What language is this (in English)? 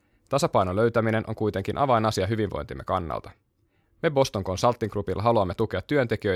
Finnish